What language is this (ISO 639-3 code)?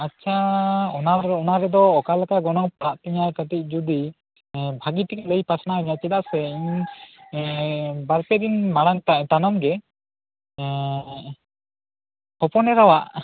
sat